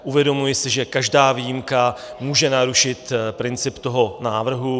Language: Czech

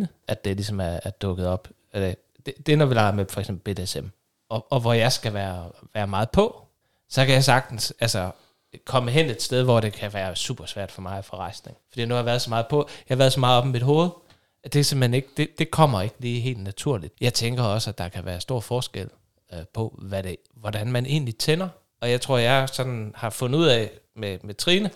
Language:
Danish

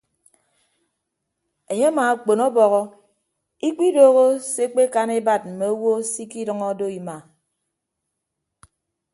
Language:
Ibibio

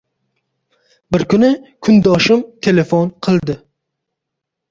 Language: Uzbek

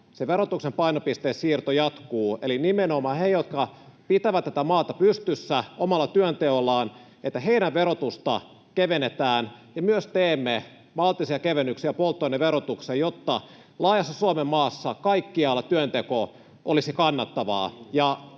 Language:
Finnish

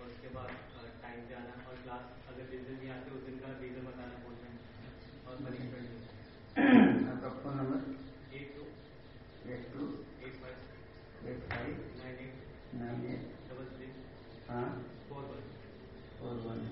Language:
Hindi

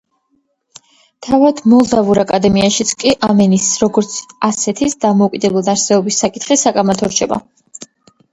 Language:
Georgian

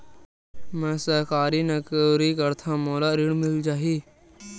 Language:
Chhattisgarhi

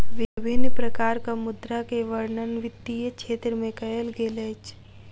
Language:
Maithili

